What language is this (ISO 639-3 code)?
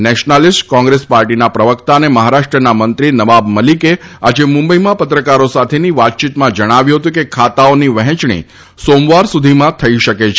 guj